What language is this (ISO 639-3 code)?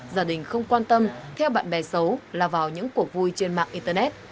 vie